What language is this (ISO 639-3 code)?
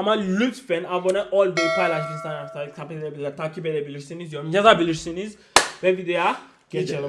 tur